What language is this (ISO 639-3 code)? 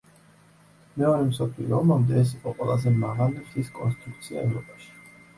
kat